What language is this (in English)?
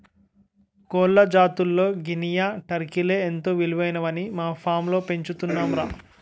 Telugu